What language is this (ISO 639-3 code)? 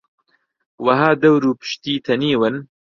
ckb